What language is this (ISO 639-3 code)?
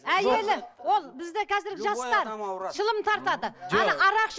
kaz